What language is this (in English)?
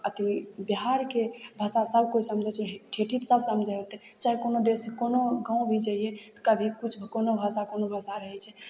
Maithili